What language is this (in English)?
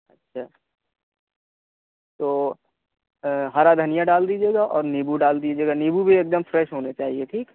Urdu